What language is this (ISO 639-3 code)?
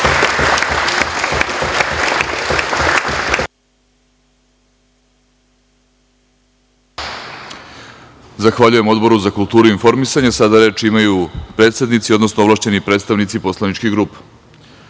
srp